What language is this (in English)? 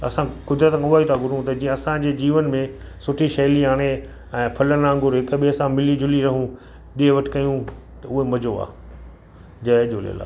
Sindhi